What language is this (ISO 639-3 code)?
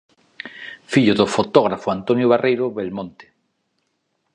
glg